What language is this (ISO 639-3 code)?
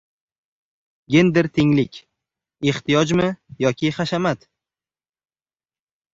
uzb